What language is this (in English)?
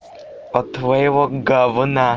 Russian